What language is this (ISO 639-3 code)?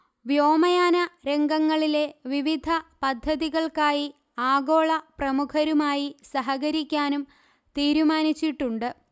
mal